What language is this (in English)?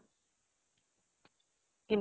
Assamese